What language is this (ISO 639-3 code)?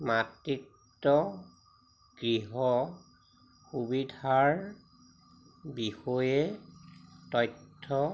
asm